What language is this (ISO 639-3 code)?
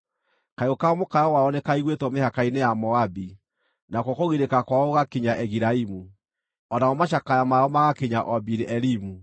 kik